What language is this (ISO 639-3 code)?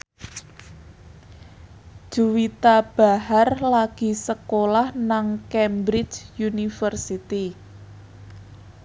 jav